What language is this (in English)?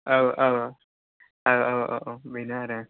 Bodo